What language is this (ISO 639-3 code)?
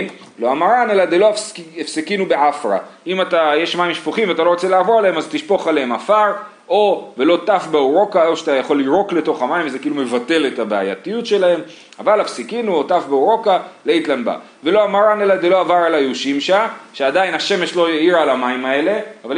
heb